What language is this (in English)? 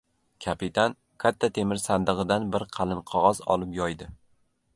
Uzbek